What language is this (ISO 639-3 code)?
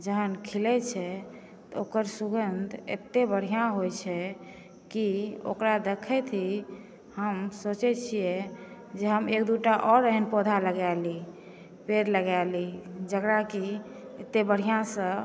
mai